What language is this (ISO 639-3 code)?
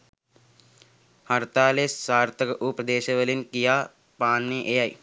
sin